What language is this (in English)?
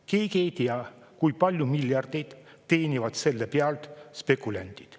Estonian